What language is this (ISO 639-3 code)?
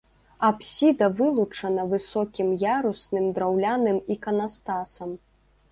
bel